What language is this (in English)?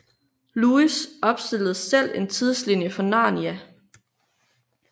Danish